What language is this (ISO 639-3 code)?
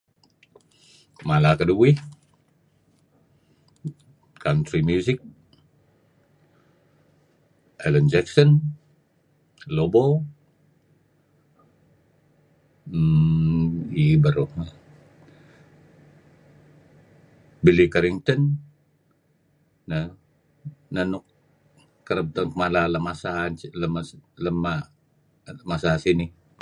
kzi